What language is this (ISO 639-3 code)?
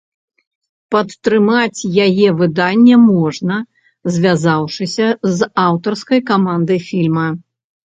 bel